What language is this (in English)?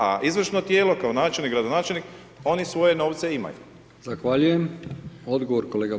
Croatian